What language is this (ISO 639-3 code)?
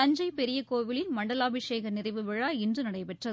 tam